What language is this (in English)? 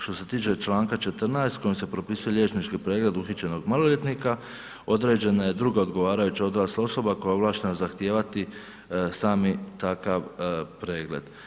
Croatian